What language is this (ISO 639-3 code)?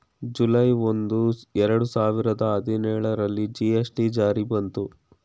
kan